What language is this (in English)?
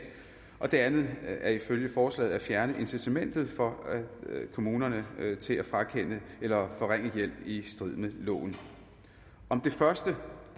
Danish